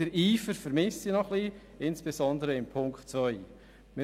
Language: Swiss German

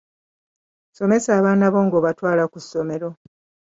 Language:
Ganda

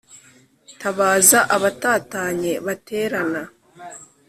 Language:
Kinyarwanda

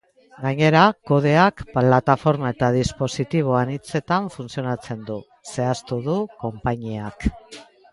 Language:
Basque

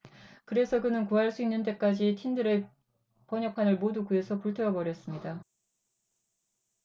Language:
Korean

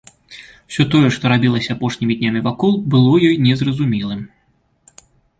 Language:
Belarusian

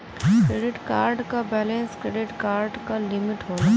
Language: Bhojpuri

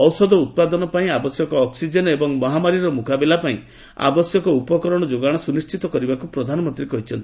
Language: Odia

